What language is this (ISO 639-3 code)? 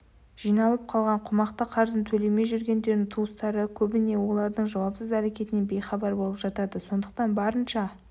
kaz